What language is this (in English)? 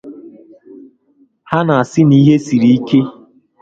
Igbo